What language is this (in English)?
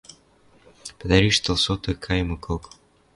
Western Mari